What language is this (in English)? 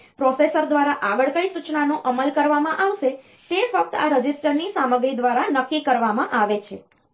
Gujarati